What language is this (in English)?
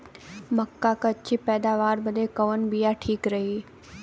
Bhojpuri